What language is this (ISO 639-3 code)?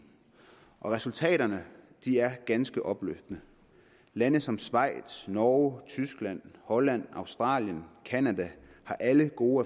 dan